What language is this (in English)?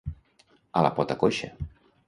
Catalan